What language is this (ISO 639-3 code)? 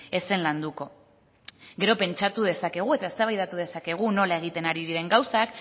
eus